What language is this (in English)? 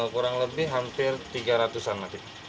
Indonesian